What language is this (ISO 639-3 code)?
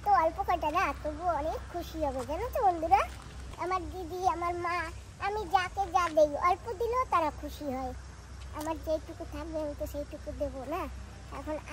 ben